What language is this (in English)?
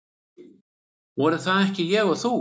Icelandic